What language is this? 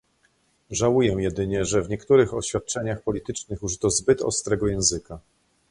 Polish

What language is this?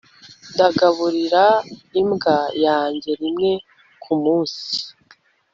Kinyarwanda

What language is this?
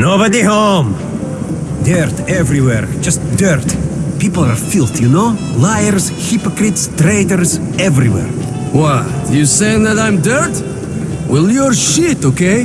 English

